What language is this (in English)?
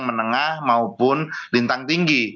Indonesian